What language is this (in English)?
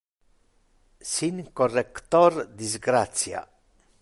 Interlingua